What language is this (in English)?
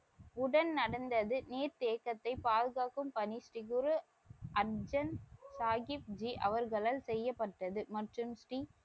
Tamil